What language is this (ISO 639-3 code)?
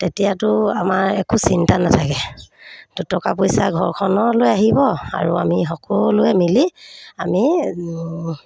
asm